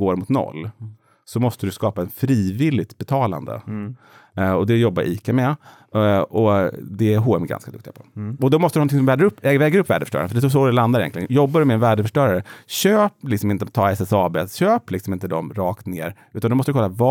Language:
Swedish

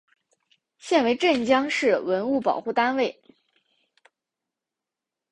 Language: Chinese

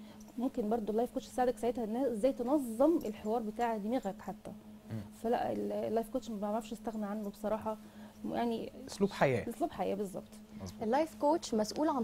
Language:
Arabic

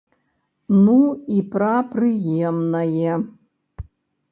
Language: Belarusian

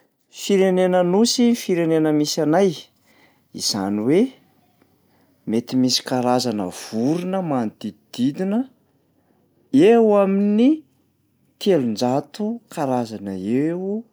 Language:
Malagasy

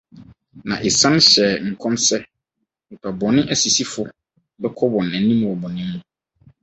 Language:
Akan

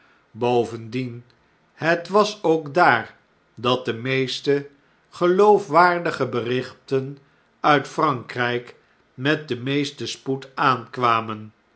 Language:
Dutch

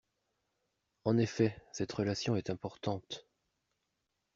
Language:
French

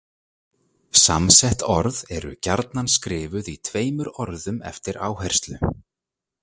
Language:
Icelandic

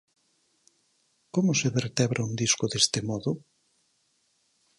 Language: Galician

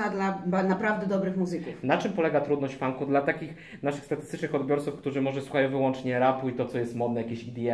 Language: Polish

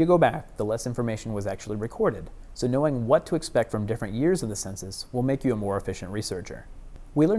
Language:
English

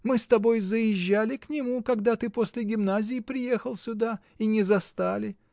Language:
Russian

